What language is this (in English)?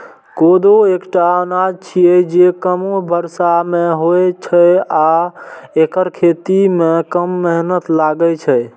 Maithili